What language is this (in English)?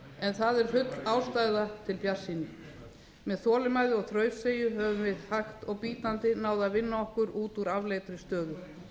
Icelandic